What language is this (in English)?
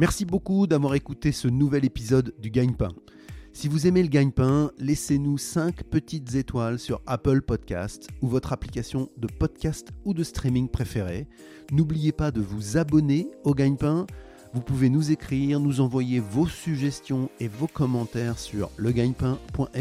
French